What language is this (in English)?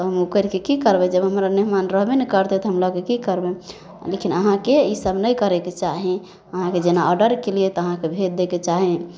Maithili